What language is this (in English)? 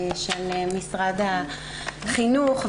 Hebrew